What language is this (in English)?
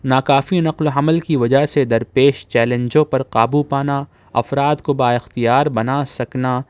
Urdu